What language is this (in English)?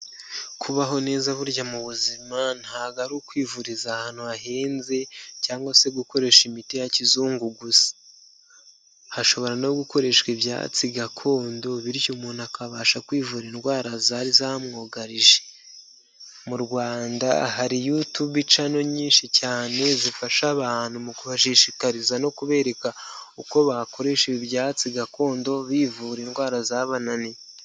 Kinyarwanda